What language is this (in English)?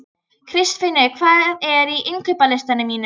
Icelandic